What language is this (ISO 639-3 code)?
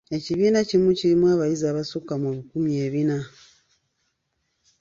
lug